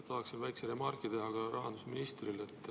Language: Estonian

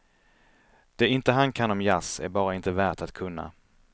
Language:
Swedish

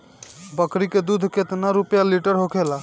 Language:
Bhojpuri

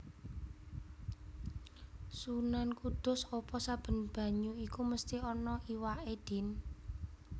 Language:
Javanese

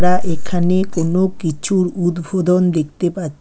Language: Bangla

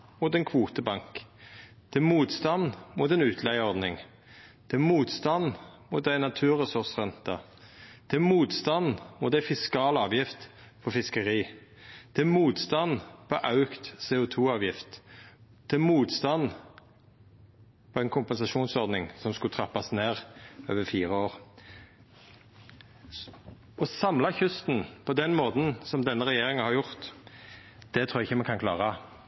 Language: Norwegian Nynorsk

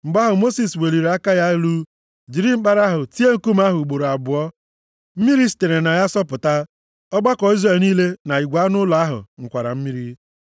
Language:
Igbo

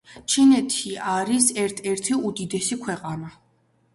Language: Georgian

